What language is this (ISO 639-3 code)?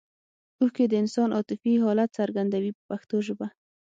pus